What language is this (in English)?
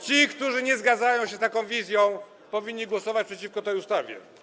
Polish